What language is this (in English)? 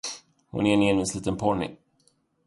Swedish